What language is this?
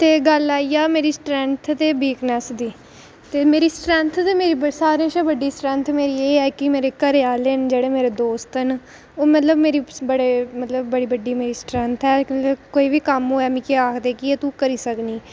Dogri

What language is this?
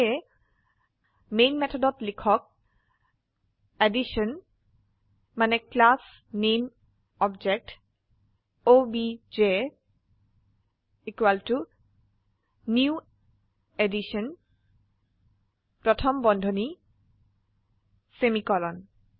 Assamese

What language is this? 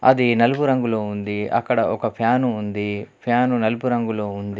Telugu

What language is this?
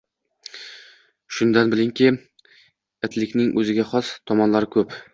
Uzbek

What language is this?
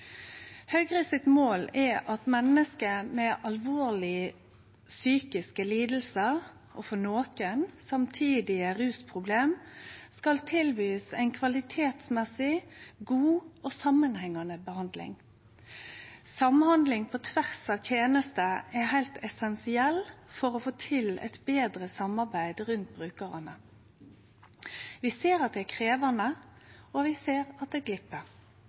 Norwegian Nynorsk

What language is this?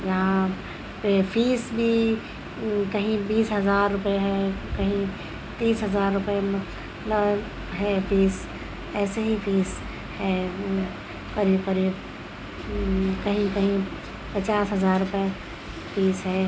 Urdu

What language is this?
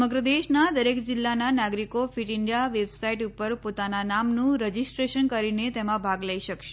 Gujarati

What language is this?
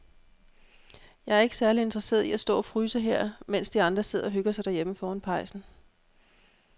Danish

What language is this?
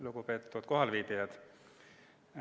Estonian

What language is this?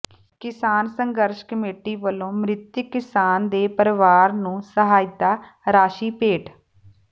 Punjabi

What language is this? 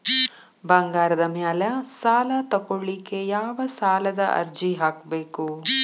Kannada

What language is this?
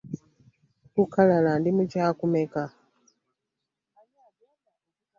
Ganda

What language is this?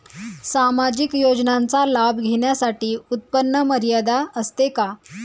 Marathi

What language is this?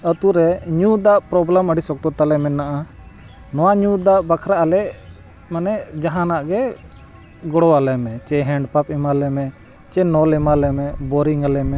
Santali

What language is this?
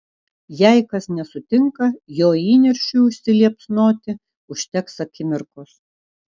Lithuanian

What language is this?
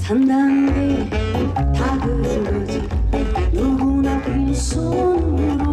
Korean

